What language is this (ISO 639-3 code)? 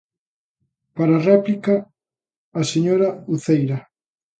glg